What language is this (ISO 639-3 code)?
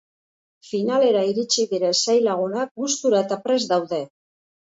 eus